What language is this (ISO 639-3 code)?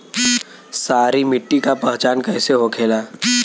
bho